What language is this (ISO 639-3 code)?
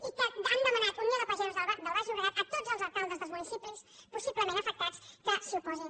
cat